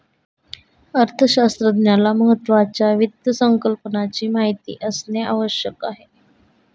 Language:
Marathi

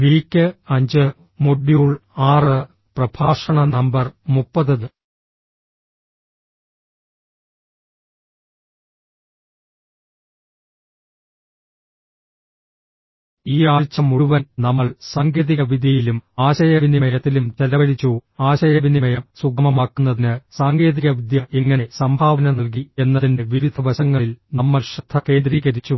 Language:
Malayalam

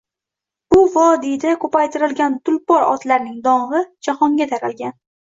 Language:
Uzbek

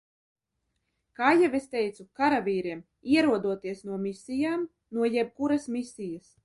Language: Latvian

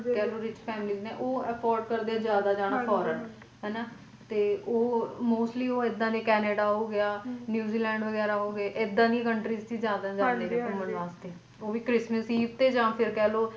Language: Punjabi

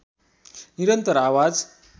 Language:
Nepali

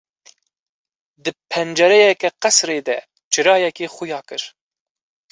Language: Kurdish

